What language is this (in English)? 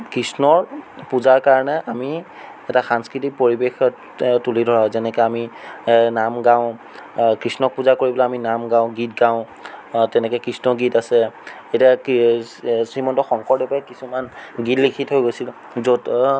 Assamese